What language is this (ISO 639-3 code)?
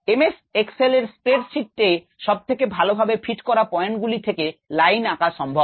ben